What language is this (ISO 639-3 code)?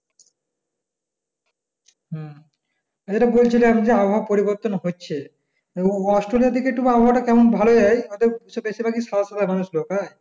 ben